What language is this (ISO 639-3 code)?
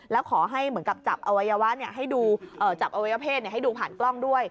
tha